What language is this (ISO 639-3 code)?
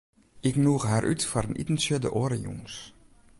fry